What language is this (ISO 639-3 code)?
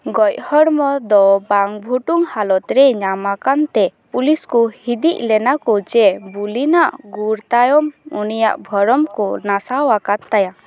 sat